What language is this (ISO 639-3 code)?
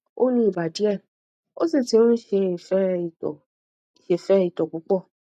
yor